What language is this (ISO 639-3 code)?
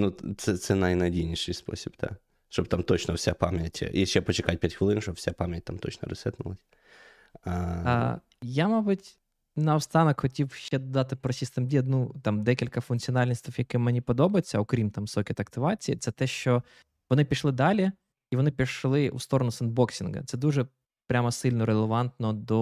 ukr